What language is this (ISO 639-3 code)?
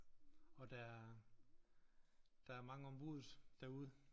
dan